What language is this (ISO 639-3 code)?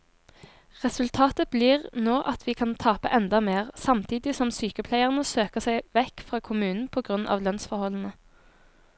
nor